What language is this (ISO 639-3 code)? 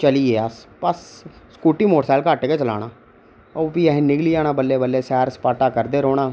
doi